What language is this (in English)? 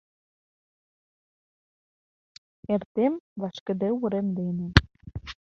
Mari